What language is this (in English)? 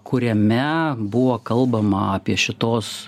Lithuanian